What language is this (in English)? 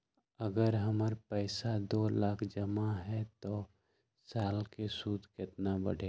Magahi